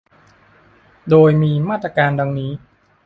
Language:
Thai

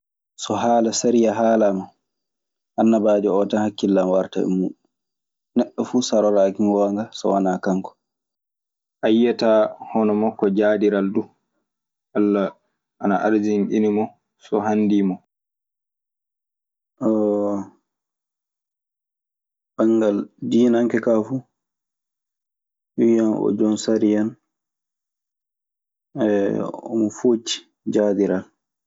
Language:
Maasina Fulfulde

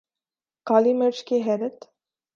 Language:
Urdu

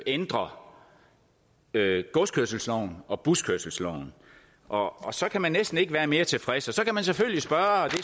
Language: Danish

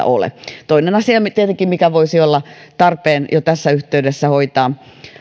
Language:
Finnish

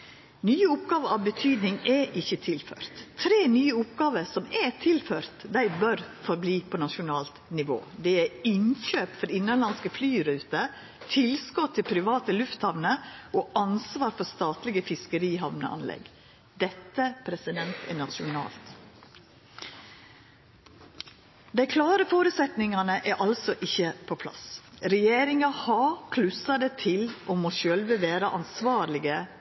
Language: Norwegian Nynorsk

